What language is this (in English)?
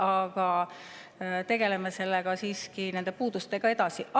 Estonian